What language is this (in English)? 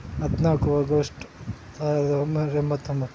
Kannada